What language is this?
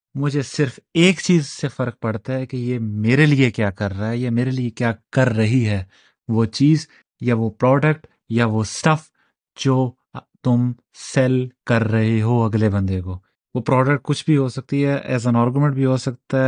Urdu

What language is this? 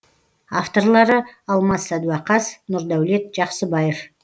Kazakh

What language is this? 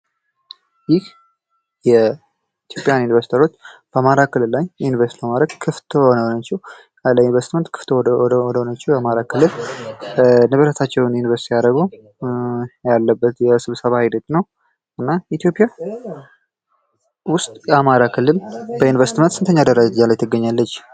Amharic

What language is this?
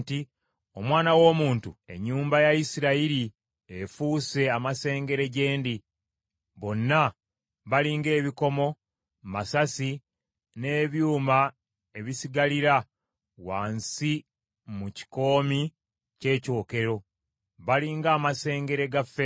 Ganda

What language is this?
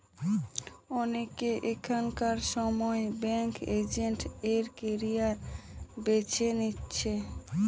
Bangla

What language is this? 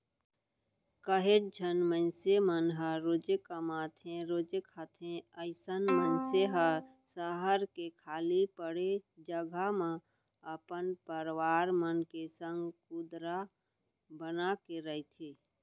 Chhattisgarhi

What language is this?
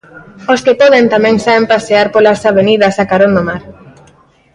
Galician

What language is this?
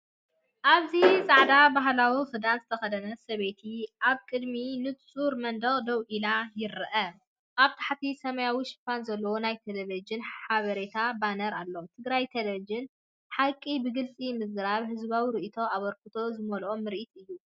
Tigrinya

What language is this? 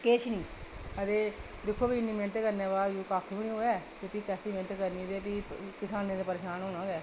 Dogri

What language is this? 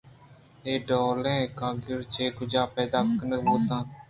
Eastern Balochi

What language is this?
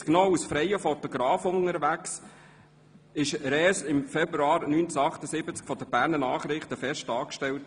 Swiss German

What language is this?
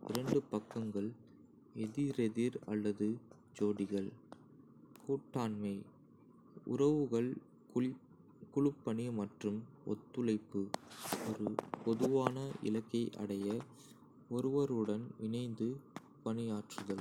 Kota (India)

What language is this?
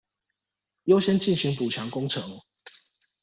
Chinese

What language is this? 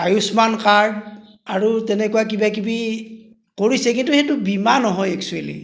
Assamese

